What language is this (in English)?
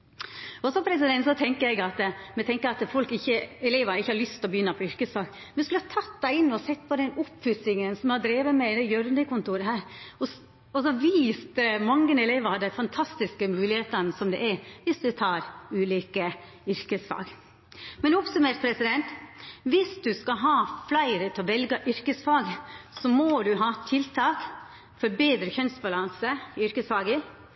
Norwegian Nynorsk